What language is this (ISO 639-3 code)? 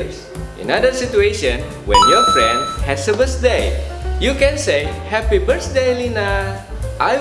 nld